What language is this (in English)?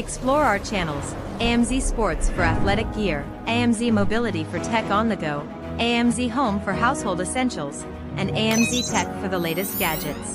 English